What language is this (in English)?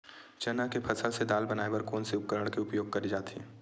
Chhattisgarhi